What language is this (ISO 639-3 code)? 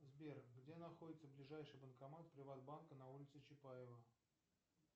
rus